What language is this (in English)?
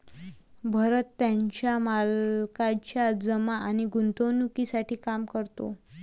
Marathi